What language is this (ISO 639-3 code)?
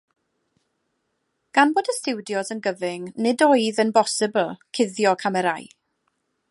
cym